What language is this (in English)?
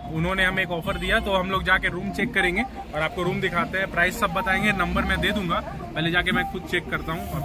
Hindi